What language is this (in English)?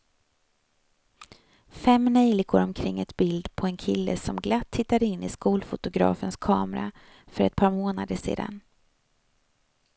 Swedish